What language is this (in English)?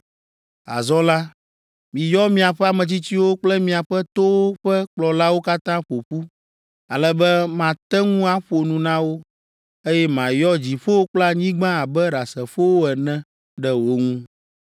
Ewe